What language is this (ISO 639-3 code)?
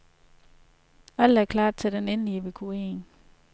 dan